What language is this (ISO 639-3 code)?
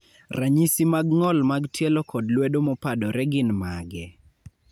luo